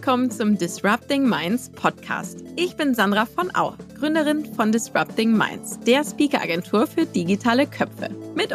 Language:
German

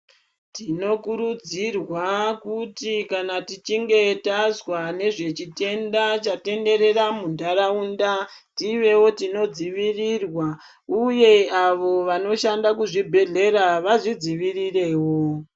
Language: Ndau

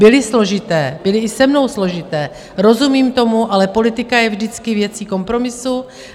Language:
Czech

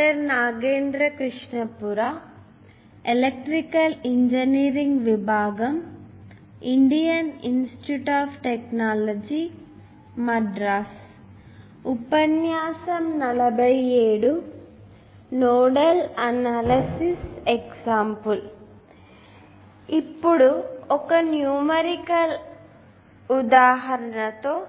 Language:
Telugu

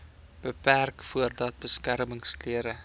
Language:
Afrikaans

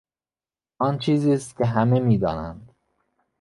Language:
Persian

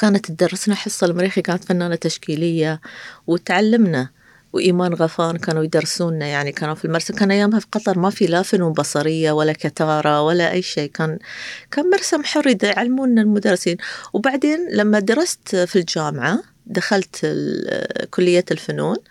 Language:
Arabic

